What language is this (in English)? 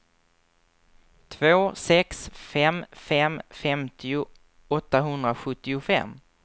Swedish